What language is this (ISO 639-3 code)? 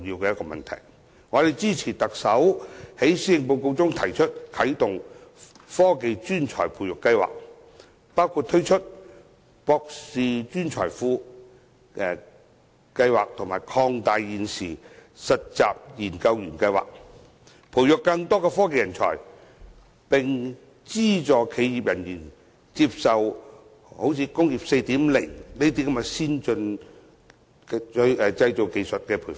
yue